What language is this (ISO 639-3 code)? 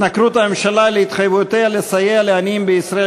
heb